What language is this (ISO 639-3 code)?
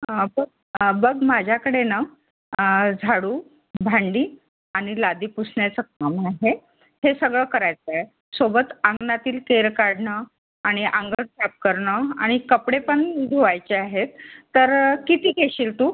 mar